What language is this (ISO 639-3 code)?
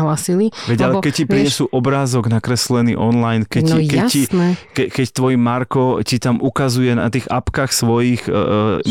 slk